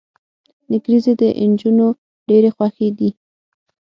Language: Pashto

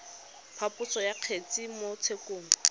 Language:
Tswana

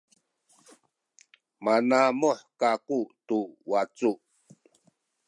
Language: Sakizaya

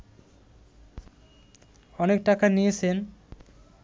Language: Bangla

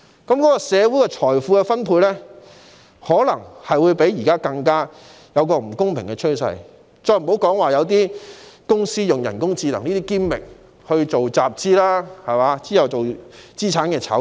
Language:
Cantonese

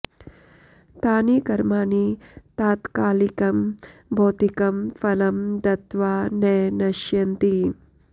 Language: Sanskrit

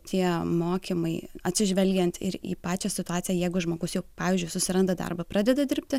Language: Lithuanian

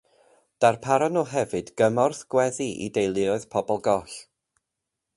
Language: Welsh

